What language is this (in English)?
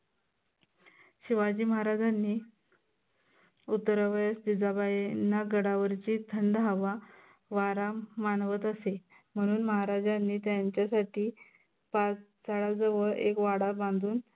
Marathi